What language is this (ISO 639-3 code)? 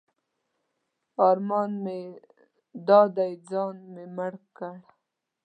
pus